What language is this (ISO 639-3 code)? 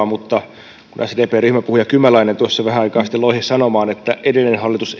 fin